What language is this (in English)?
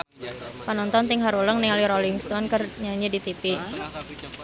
Sundanese